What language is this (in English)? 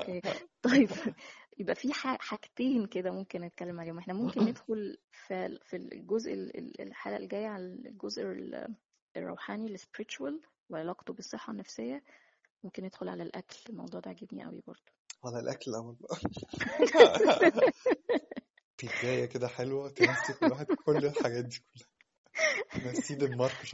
Arabic